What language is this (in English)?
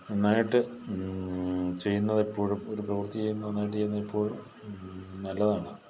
Malayalam